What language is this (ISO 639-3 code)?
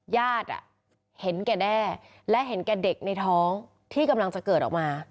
tha